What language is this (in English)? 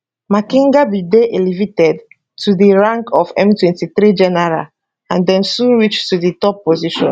Nigerian Pidgin